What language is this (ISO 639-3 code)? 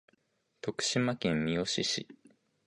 jpn